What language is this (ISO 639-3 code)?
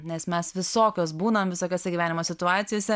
lit